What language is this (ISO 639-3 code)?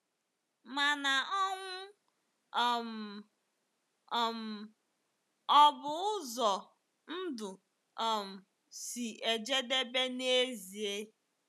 ibo